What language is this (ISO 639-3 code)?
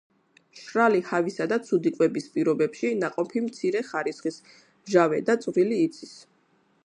kat